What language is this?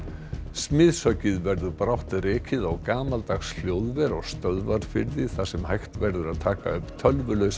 Icelandic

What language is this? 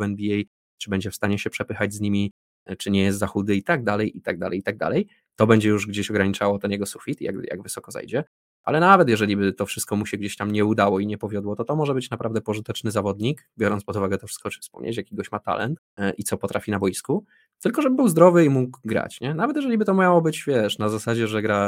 Polish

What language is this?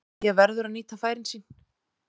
Icelandic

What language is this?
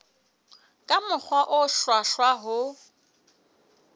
Southern Sotho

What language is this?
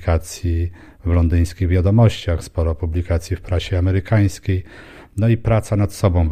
Polish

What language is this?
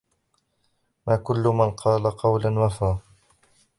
Arabic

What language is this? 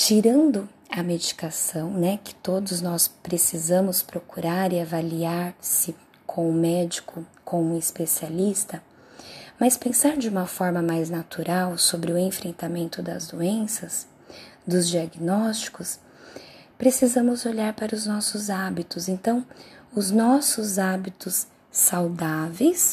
Portuguese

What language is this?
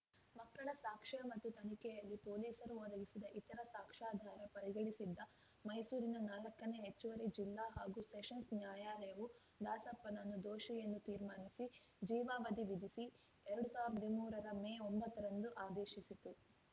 Kannada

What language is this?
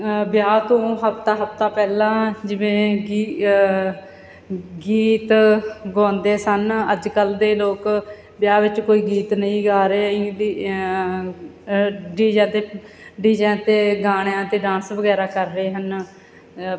Punjabi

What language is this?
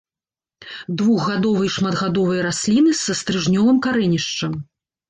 Belarusian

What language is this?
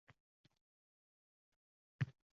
Uzbek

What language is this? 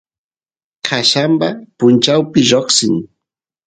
Santiago del Estero Quichua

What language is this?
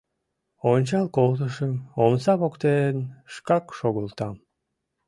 Mari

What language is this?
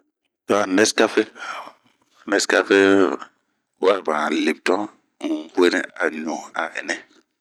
Bomu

